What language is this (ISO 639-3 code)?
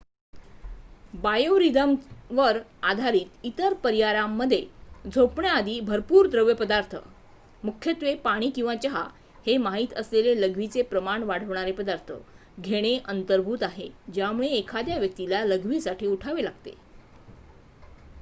mar